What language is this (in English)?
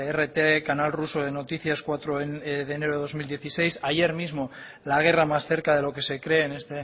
Spanish